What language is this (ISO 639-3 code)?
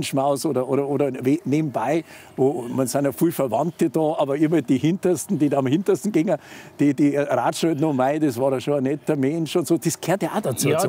deu